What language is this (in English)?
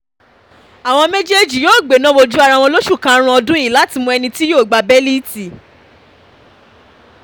Yoruba